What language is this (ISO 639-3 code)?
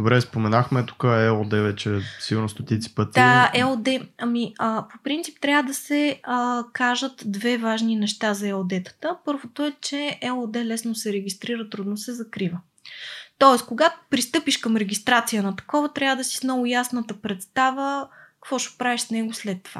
bul